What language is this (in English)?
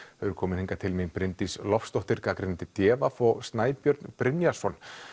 Icelandic